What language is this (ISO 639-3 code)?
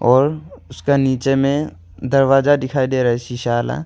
hin